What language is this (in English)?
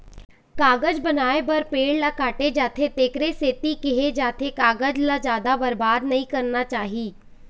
Chhattisgarhi